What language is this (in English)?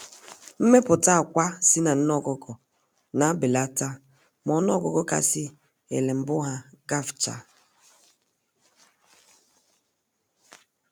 Igbo